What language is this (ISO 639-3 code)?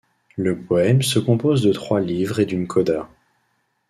fra